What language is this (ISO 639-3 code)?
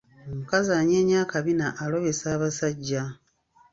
lug